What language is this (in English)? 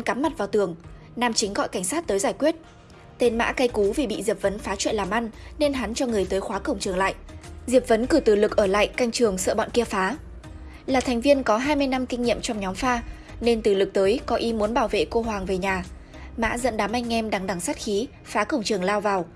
Vietnamese